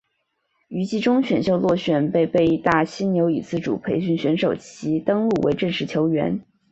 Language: Chinese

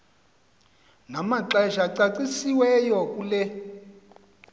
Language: Xhosa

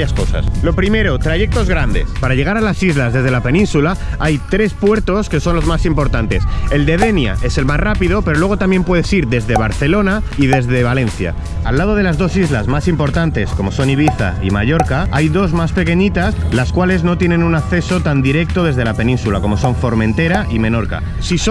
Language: Spanish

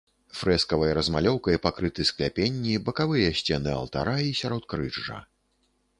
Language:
Belarusian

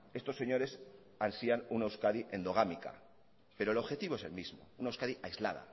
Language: Spanish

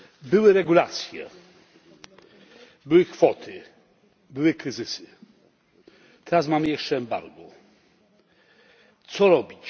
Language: Polish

